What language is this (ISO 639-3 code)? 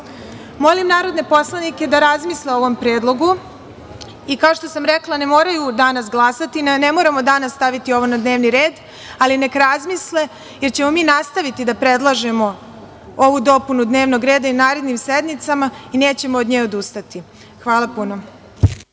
srp